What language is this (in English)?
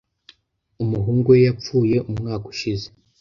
Kinyarwanda